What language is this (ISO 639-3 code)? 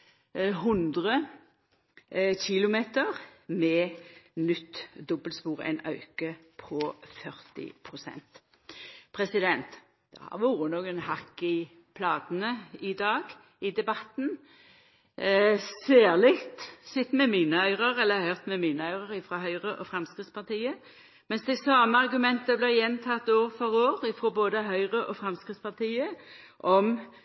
nno